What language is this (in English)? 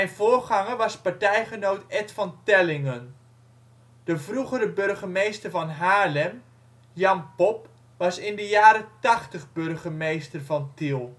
Dutch